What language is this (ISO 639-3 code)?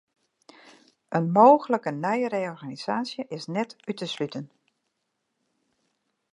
fry